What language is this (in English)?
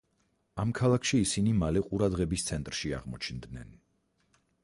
Georgian